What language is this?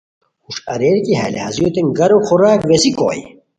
Khowar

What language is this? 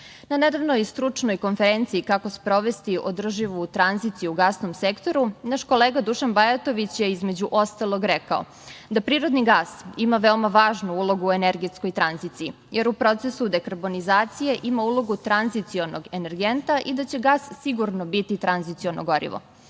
Serbian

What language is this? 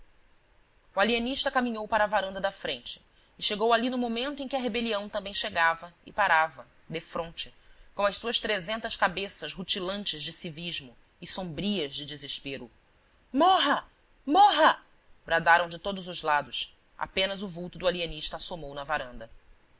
Portuguese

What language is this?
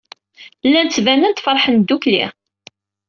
Kabyle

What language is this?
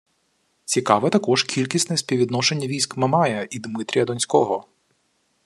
Ukrainian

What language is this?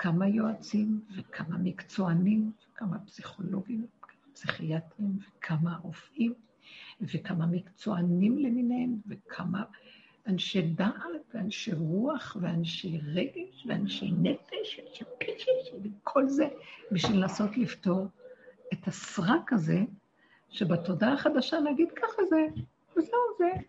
Hebrew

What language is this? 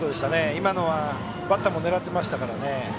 Japanese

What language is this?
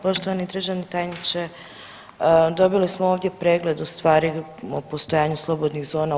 Croatian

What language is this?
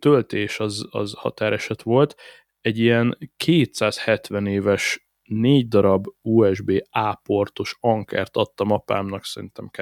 Hungarian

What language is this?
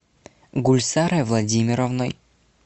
Russian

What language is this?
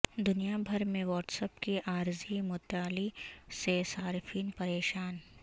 Urdu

